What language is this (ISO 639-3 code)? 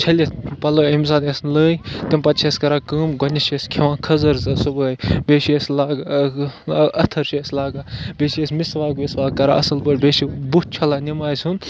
kas